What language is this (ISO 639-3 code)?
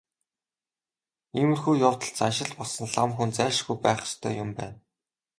mon